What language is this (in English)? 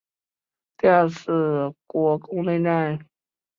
Chinese